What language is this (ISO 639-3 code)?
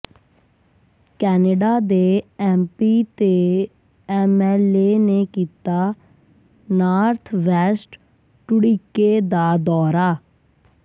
pan